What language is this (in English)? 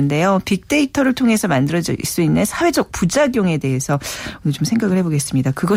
Korean